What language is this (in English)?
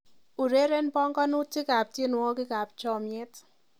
Kalenjin